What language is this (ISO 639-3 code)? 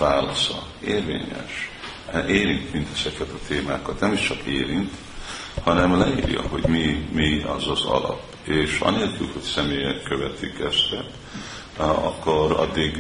hun